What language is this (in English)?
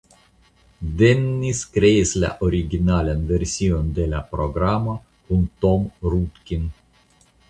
Esperanto